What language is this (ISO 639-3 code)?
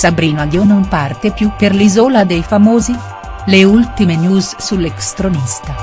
ita